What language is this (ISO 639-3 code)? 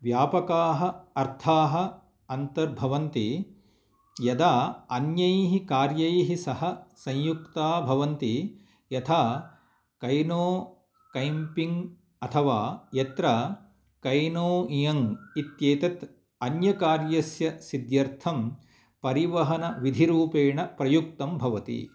san